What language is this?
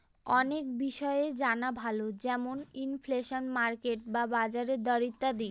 Bangla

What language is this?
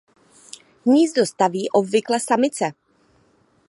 Czech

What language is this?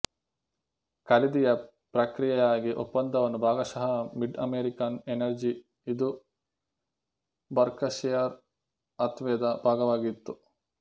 Kannada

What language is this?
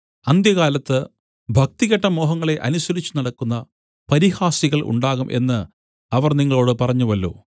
Malayalam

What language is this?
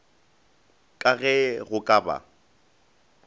Northern Sotho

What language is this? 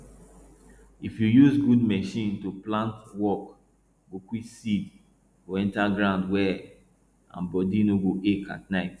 Nigerian Pidgin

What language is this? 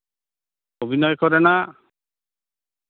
Santali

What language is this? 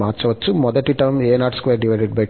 Telugu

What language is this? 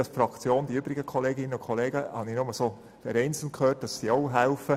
Swiss German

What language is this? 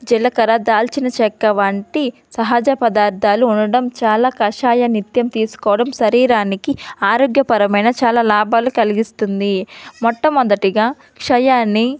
Telugu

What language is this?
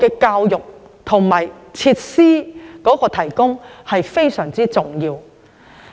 Cantonese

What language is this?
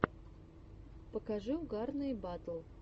Russian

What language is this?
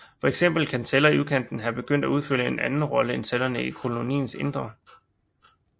Danish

